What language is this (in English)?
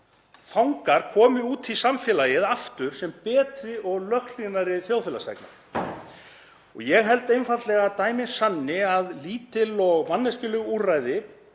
Icelandic